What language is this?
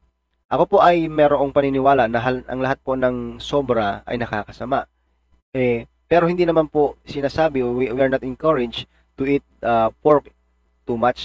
Filipino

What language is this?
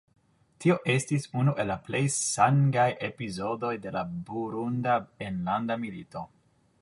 Esperanto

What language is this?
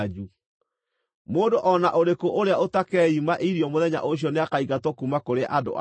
Kikuyu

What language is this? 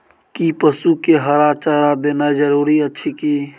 Maithili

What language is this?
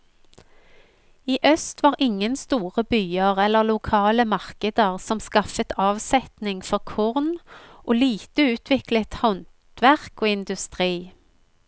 Norwegian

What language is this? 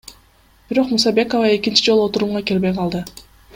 Kyrgyz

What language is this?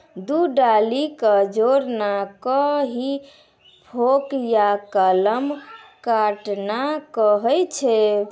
Maithili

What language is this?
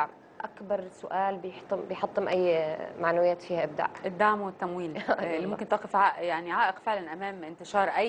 Arabic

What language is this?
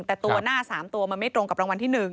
Thai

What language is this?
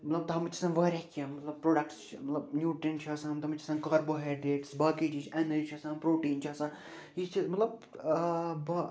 Kashmiri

